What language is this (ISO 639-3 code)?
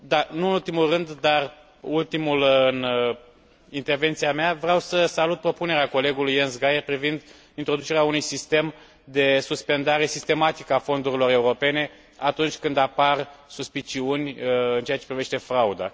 ron